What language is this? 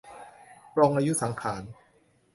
Thai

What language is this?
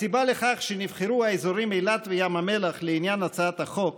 Hebrew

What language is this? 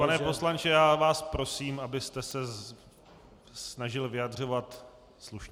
Czech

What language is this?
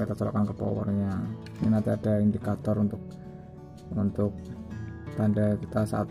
Indonesian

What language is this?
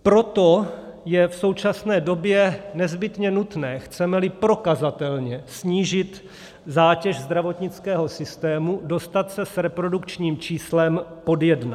Czech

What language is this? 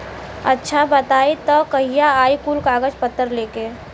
Bhojpuri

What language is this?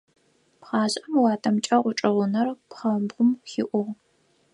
Adyghe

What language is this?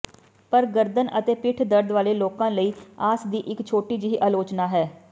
Punjabi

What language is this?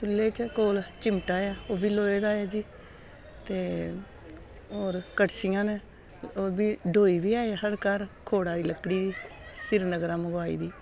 Dogri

